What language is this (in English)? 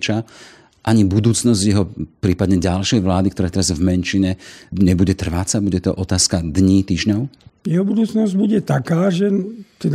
Slovak